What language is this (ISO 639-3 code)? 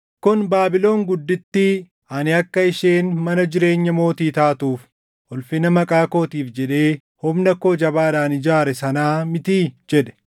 orm